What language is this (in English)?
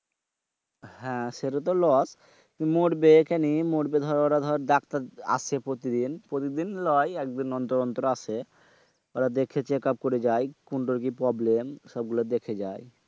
Bangla